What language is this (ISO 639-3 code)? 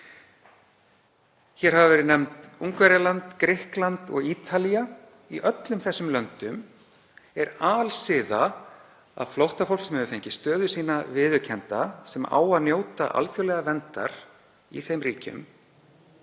isl